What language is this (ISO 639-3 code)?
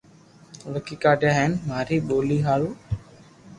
lrk